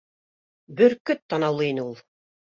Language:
Bashkir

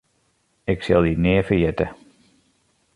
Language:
Western Frisian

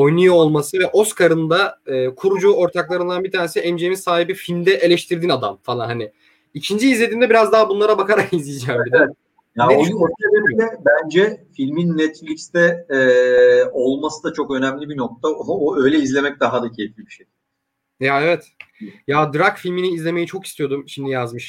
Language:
Turkish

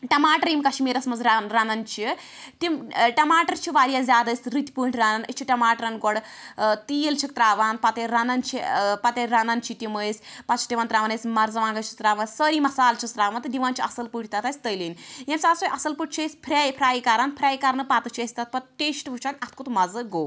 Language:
Kashmiri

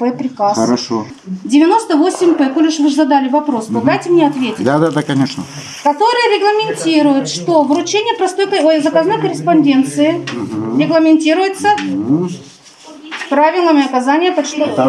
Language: Russian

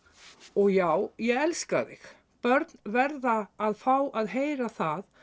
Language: Icelandic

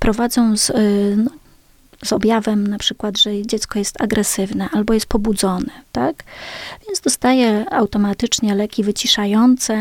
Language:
Polish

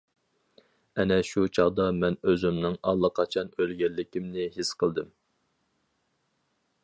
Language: Uyghur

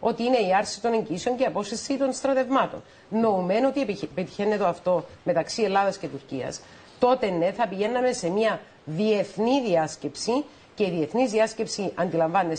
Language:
Greek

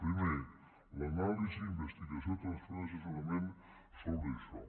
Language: Catalan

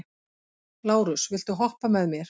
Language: Icelandic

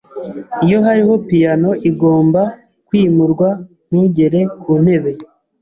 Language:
Kinyarwanda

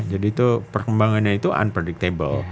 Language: Indonesian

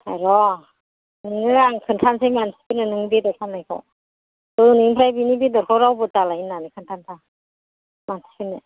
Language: Bodo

